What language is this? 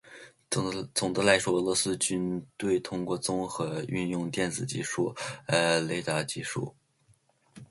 Chinese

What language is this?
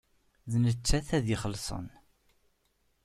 Kabyle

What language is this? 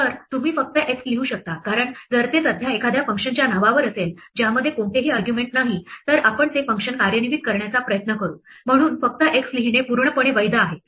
Marathi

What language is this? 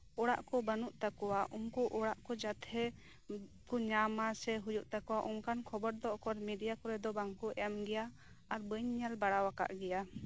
Santali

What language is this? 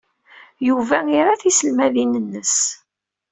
Kabyle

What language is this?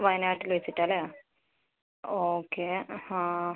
Malayalam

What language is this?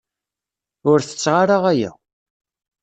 Kabyle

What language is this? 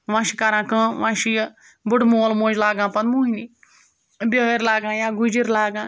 Kashmiri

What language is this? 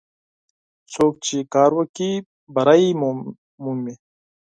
Pashto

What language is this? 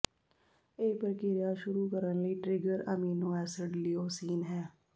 Punjabi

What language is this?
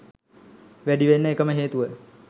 Sinhala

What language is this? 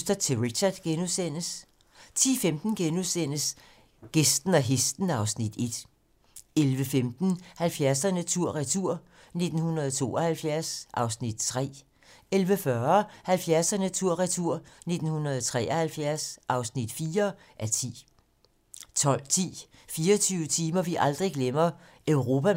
Danish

